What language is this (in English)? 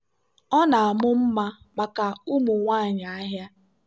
Igbo